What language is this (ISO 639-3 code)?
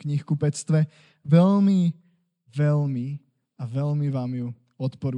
slk